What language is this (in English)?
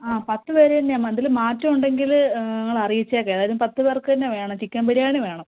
Malayalam